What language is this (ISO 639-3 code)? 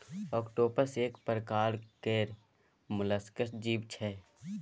mai